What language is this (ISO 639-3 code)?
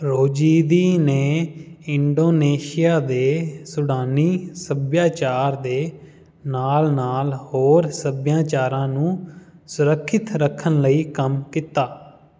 pan